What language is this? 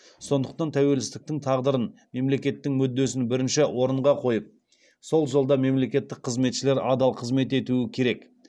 Kazakh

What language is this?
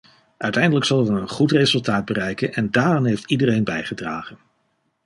Dutch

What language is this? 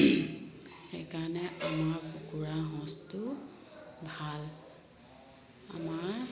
Assamese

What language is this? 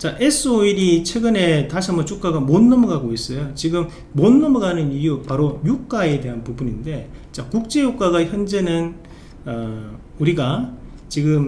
Korean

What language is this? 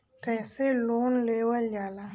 Bhojpuri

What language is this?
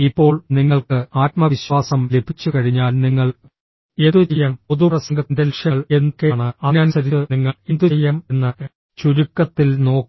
Malayalam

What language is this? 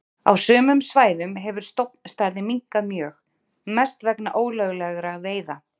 Icelandic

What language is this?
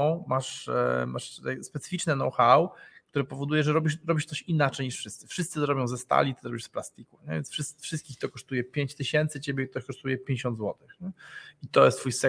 Polish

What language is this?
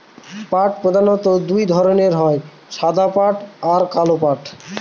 Bangla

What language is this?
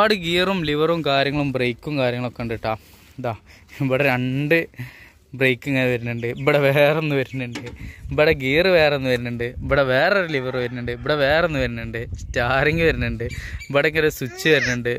Malayalam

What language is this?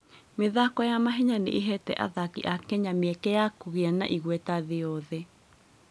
Kikuyu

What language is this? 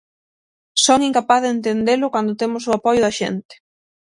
Galician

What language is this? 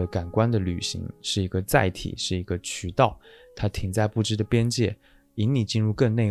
Chinese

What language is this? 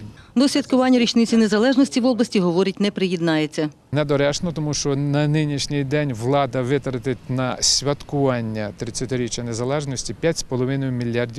Ukrainian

